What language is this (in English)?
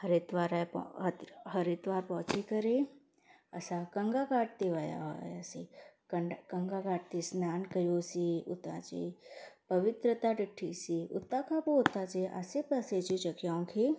Sindhi